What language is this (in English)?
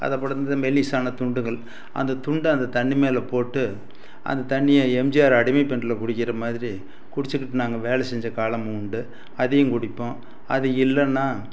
Tamil